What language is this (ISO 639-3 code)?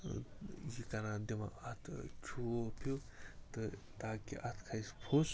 kas